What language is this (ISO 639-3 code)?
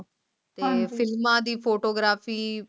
pan